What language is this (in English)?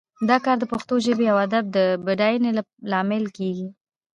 Pashto